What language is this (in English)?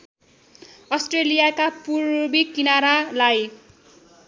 Nepali